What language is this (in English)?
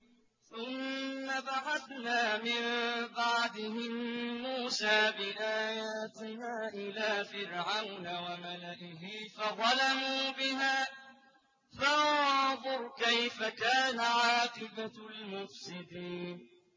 Arabic